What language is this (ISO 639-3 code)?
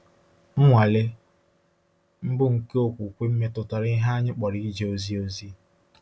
ibo